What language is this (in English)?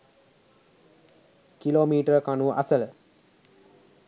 Sinhala